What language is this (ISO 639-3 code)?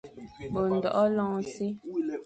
fan